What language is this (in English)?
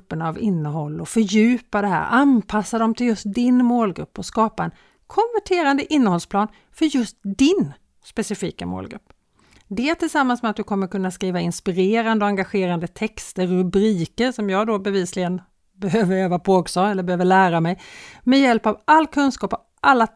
Swedish